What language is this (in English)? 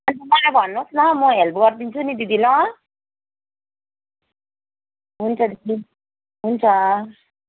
Nepali